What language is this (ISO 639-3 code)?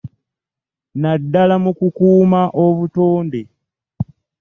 lug